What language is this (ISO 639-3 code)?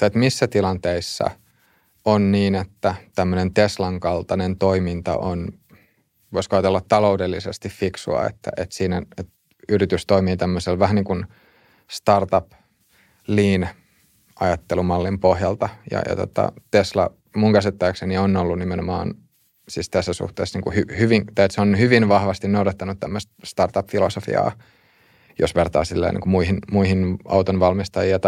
fin